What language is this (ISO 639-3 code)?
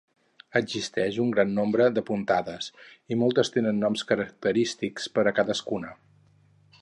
cat